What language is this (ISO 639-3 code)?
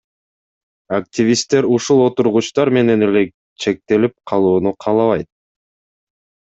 kir